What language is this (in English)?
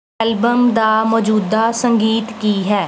Punjabi